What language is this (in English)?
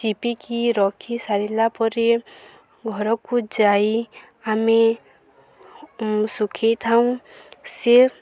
Odia